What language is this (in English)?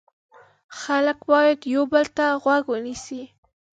Pashto